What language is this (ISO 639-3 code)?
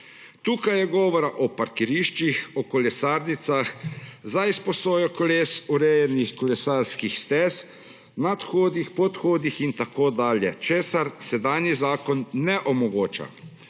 slv